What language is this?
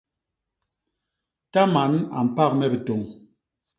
Basaa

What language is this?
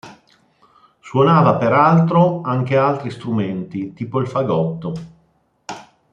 Italian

